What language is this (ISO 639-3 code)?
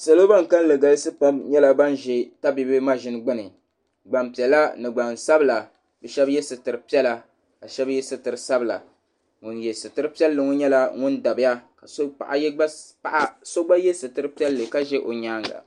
dag